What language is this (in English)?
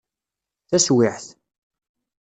Kabyle